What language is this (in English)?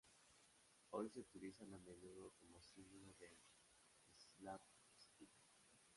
Spanish